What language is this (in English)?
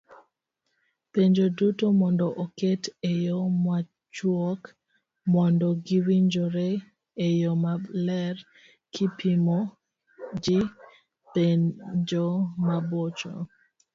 Luo (Kenya and Tanzania)